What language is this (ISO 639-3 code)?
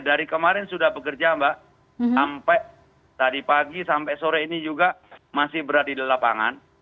ind